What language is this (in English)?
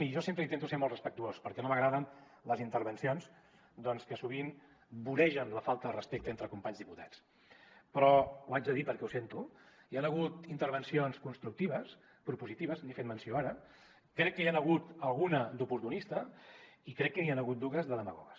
Catalan